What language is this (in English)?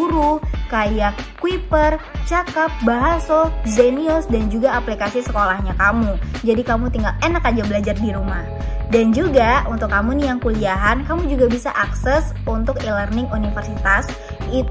Indonesian